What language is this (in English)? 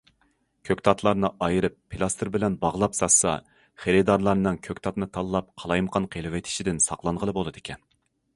Uyghur